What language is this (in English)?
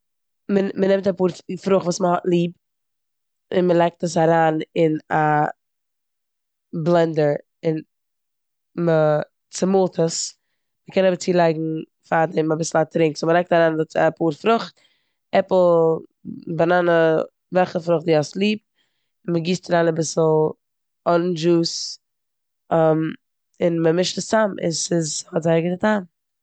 Yiddish